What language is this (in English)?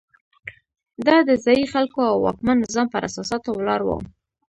Pashto